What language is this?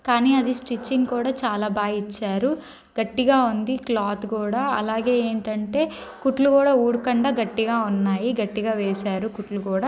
Telugu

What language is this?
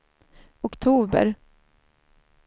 Swedish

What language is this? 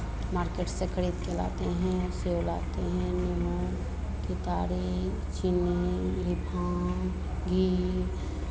Hindi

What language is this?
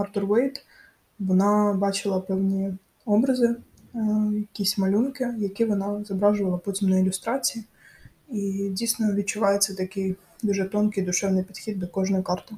Ukrainian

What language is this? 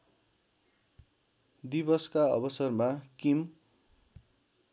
Nepali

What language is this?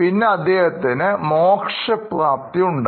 Malayalam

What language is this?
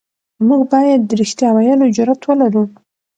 Pashto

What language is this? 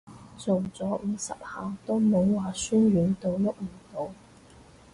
Cantonese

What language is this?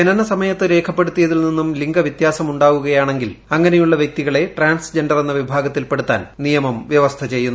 Malayalam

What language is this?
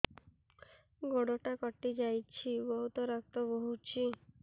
Odia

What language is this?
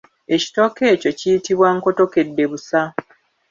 Ganda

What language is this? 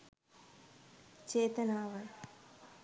Sinhala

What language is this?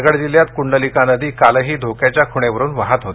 Marathi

